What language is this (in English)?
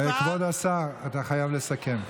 Hebrew